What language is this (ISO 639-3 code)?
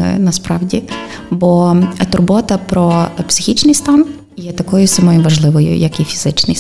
ukr